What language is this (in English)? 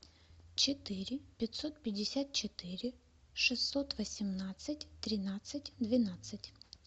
Russian